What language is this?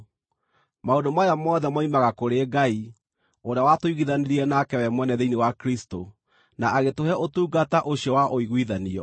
Kikuyu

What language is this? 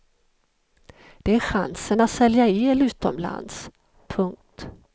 Swedish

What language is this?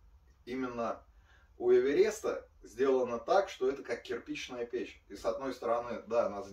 Russian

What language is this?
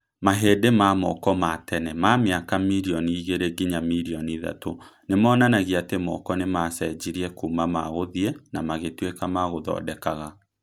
Kikuyu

